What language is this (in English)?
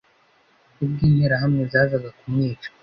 Kinyarwanda